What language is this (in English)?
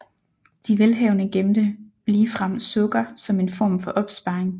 Danish